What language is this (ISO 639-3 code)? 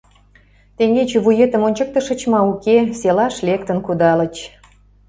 chm